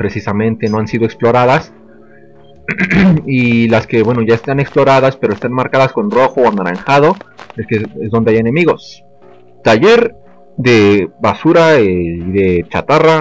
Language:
Spanish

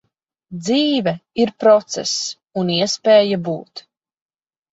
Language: Latvian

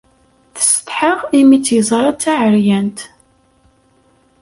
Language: Kabyle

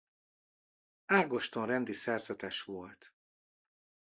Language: Hungarian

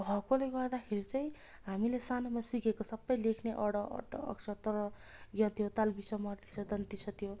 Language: Nepali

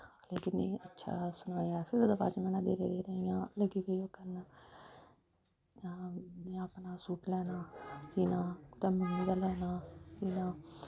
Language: Dogri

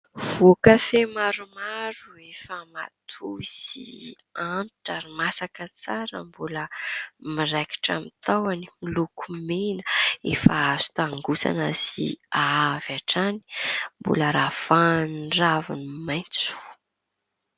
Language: Malagasy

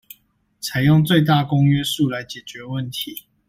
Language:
Chinese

